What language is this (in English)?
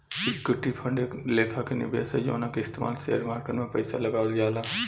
Bhojpuri